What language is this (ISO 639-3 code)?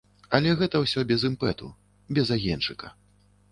bel